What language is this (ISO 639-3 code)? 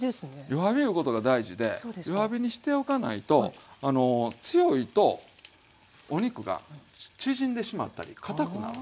jpn